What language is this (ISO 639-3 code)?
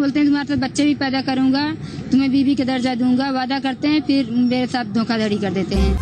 hin